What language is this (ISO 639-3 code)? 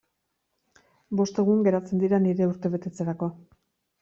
eus